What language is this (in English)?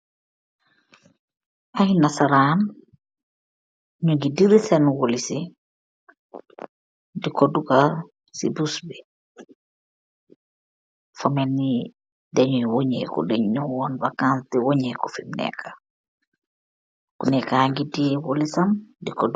Wolof